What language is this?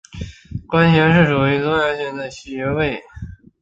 Chinese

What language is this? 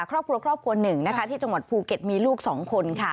Thai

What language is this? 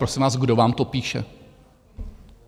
Czech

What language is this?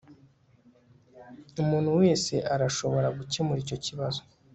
Kinyarwanda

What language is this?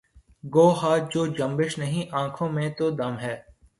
Urdu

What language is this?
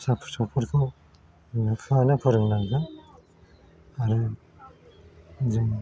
Bodo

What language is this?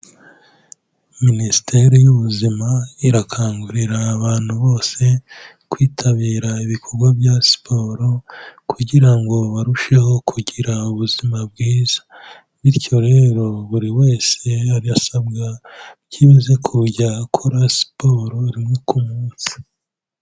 Kinyarwanda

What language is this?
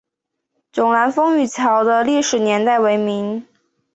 Chinese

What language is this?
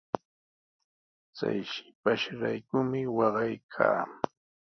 Sihuas Ancash Quechua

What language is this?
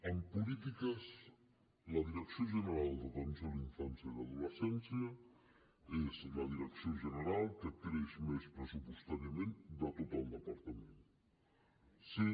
Catalan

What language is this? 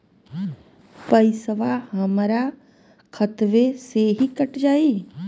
Bhojpuri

